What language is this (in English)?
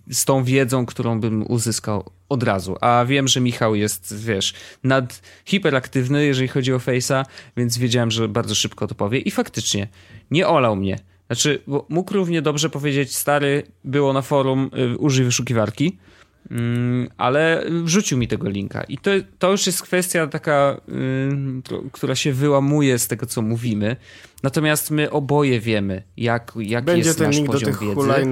Polish